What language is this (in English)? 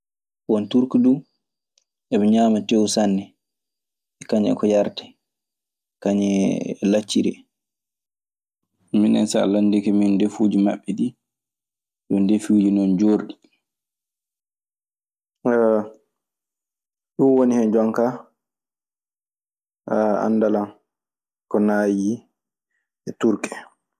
Maasina Fulfulde